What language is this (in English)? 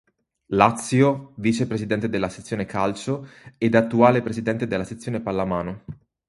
Italian